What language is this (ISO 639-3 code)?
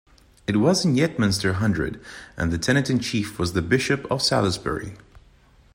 eng